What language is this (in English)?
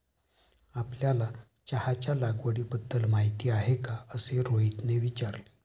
Marathi